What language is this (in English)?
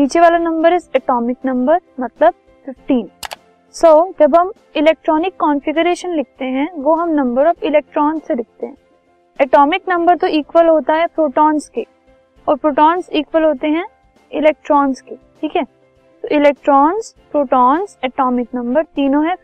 Hindi